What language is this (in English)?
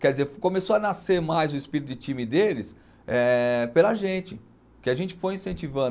Portuguese